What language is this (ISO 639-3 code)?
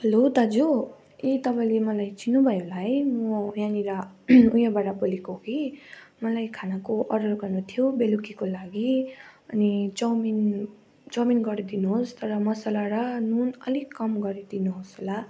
nep